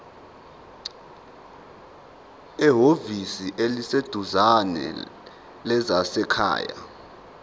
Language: Zulu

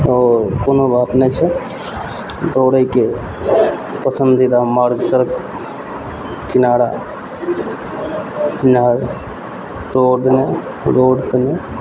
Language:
Maithili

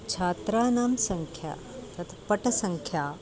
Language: Sanskrit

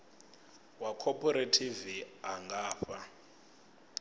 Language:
Venda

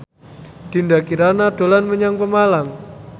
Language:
Javanese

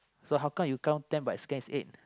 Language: English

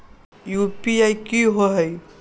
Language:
Magahi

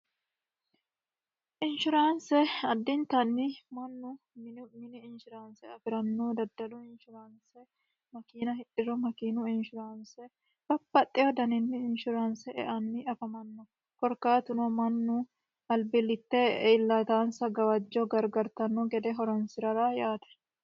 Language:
Sidamo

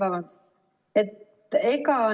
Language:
Estonian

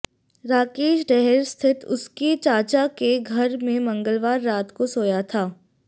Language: Hindi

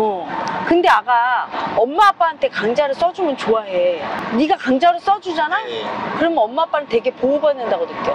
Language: Korean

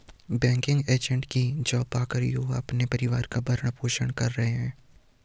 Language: Hindi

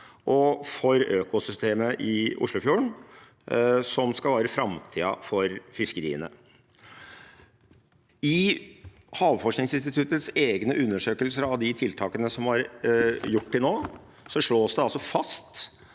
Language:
Norwegian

